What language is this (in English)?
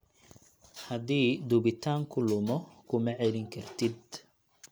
Somali